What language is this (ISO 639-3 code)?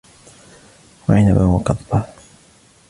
ara